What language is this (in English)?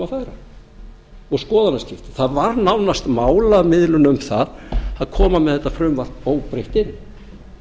Icelandic